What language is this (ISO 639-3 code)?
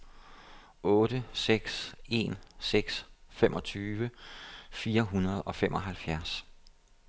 dan